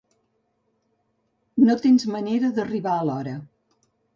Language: Catalan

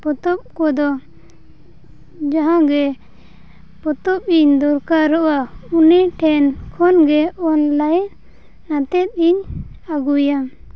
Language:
Santali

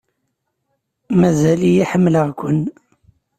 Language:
Kabyle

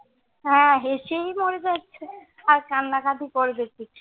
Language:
Bangla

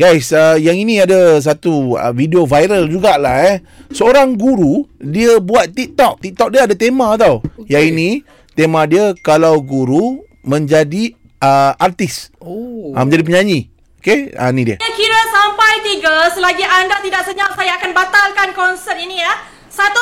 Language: Malay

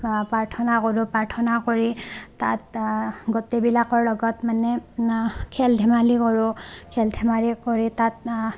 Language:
Assamese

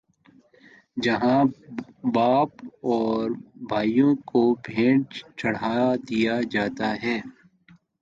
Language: Urdu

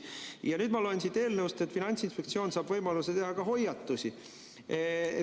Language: Estonian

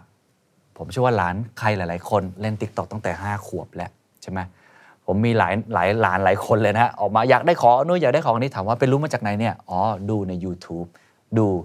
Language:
Thai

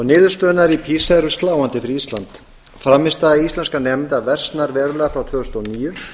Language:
Icelandic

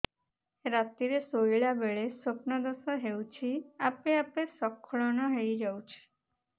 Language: Odia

